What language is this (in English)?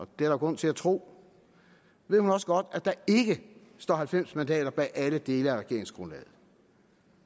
Danish